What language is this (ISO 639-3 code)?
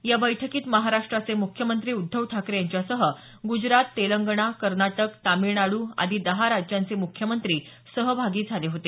mar